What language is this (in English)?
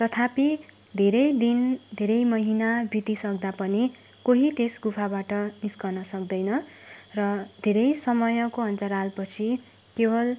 Nepali